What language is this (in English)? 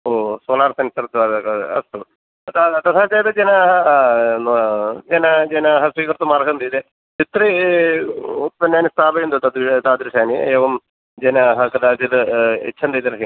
Sanskrit